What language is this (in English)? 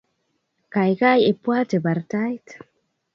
Kalenjin